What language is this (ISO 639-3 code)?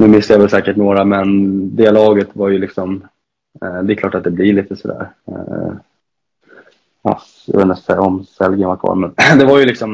swe